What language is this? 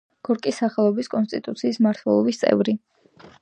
Georgian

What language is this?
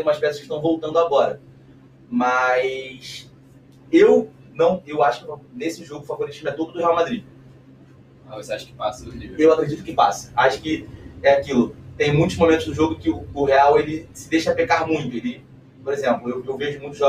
Portuguese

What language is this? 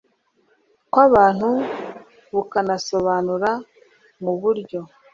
Kinyarwanda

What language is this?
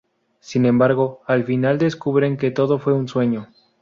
Spanish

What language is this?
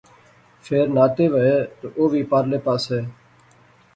Pahari-Potwari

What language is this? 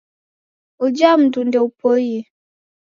Taita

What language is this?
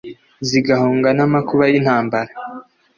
Kinyarwanda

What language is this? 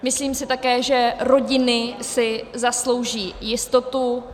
Czech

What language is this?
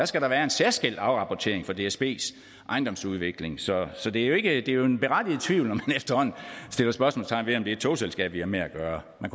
Danish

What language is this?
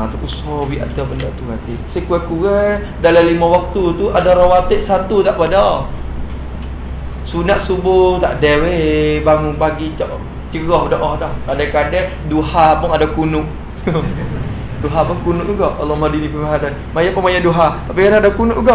Malay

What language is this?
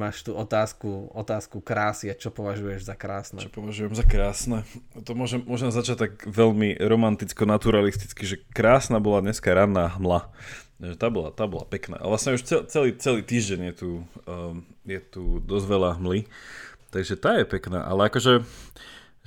Slovak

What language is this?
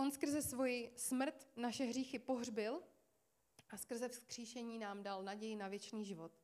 Czech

